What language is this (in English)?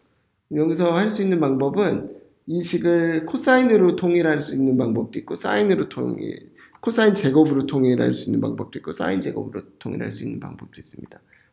Korean